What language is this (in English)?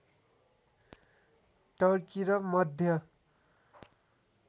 Nepali